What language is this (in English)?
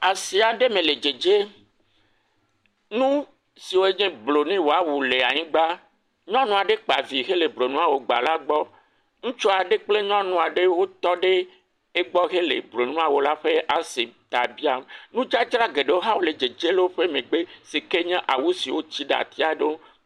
Ewe